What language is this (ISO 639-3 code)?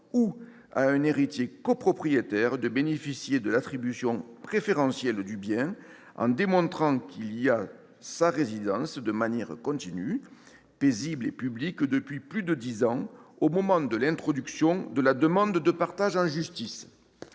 fra